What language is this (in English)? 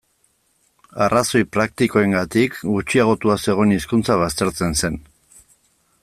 Basque